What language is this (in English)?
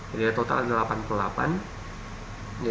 Indonesian